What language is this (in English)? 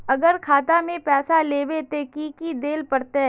Magahi